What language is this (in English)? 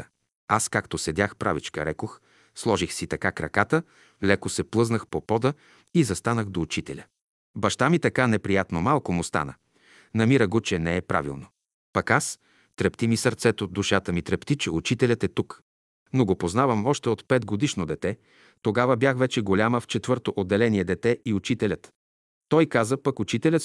Bulgarian